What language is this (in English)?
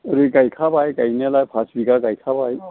Bodo